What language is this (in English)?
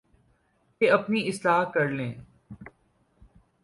Urdu